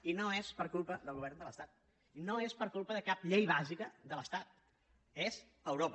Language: Catalan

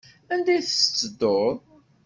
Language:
Kabyle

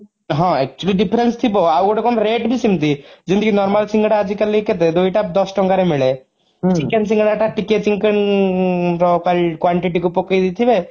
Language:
Odia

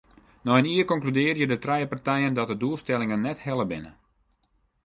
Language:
Western Frisian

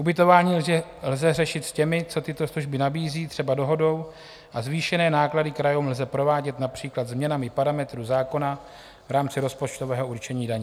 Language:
Czech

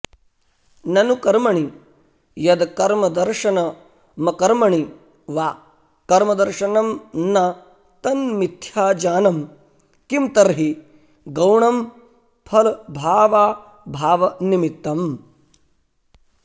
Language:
Sanskrit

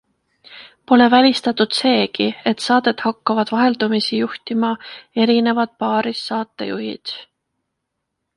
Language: Estonian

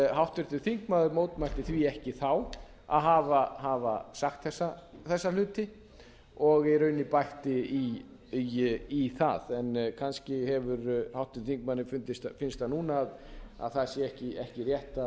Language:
Icelandic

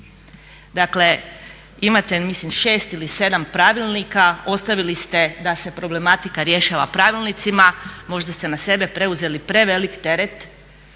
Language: Croatian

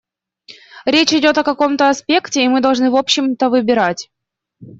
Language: Russian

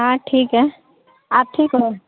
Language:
Urdu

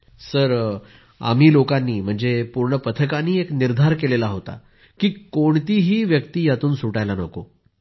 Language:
Marathi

